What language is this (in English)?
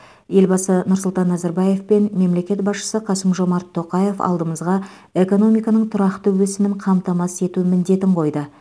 Kazakh